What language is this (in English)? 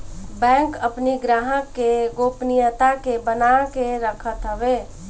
Bhojpuri